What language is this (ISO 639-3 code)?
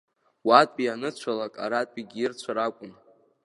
abk